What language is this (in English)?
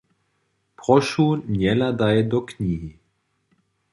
Upper Sorbian